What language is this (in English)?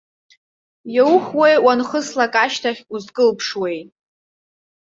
Abkhazian